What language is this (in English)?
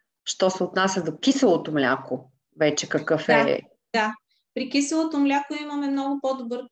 Bulgarian